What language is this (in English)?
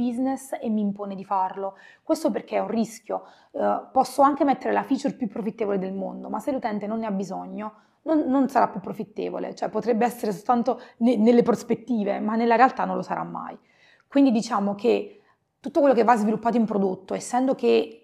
Italian